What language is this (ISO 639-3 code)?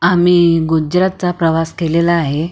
mar